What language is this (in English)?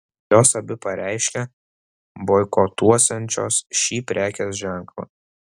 Lithuanian